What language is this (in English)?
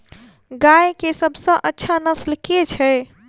Maithili